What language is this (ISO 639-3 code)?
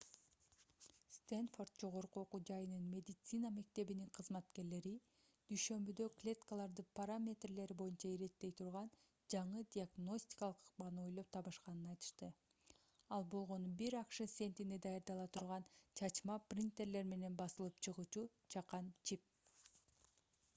kir